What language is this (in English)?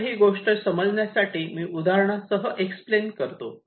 Marathi